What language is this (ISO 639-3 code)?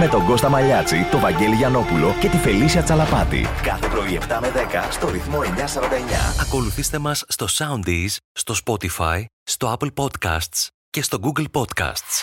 ell